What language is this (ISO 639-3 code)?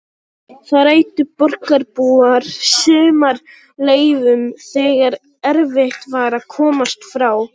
isl